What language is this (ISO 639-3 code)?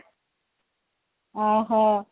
ori